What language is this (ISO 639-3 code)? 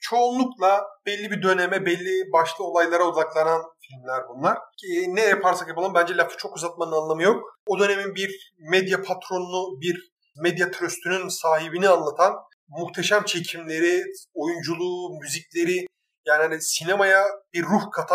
tur